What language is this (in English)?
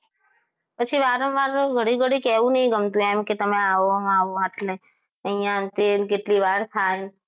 Gujarati